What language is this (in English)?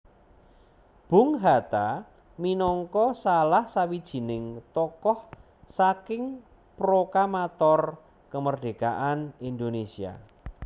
Javanese